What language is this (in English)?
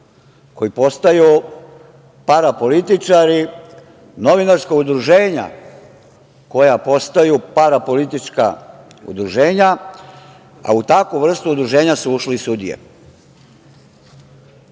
Serbian